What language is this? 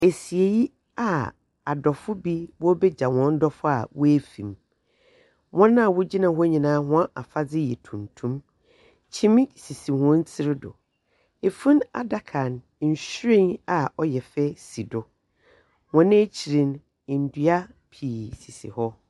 Akan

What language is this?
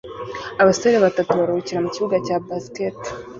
Kinyarwanda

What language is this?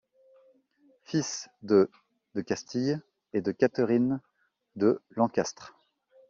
French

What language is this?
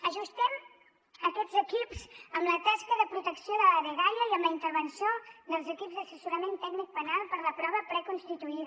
Catalan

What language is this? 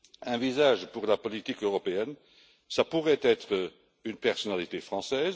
French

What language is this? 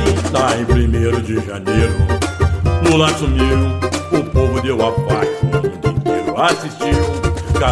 Portuguese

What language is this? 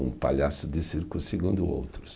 Portuguese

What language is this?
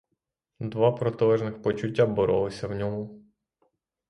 Ukrainian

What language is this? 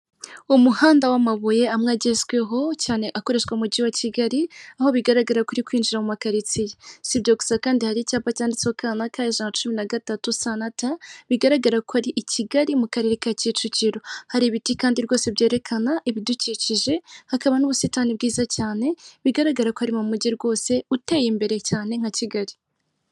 Kinyarwanda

